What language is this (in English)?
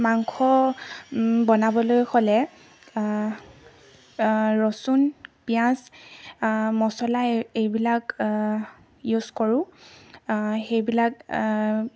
Assamese